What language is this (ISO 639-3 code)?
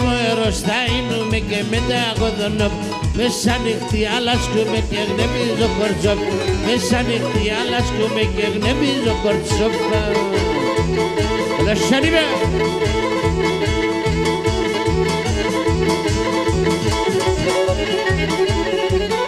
ara